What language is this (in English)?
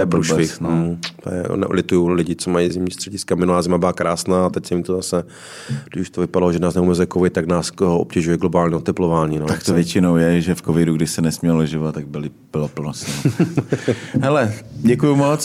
Czech